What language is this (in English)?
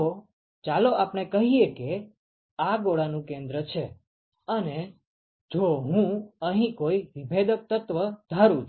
Gujarati